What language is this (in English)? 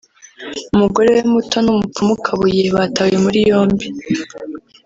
Kinyarwanda